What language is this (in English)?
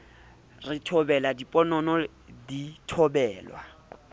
Southern Sotho